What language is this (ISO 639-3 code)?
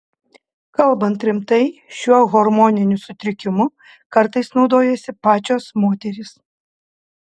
lit